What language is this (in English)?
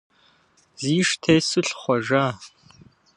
Kabardian